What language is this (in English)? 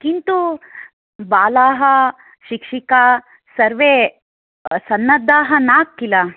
Sanskrit